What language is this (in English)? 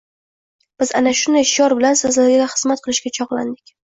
Uzbek